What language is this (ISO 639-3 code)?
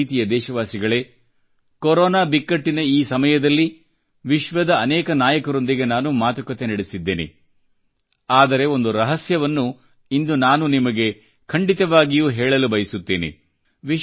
kan